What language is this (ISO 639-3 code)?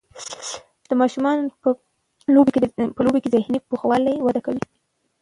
pus